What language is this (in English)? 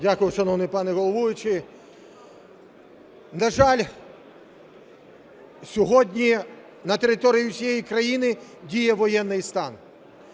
Ukrainian